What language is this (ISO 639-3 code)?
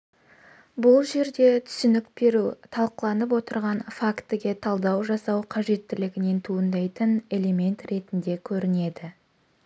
kaz